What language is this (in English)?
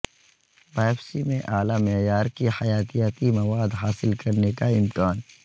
Urdu